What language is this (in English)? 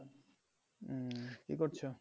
Bangla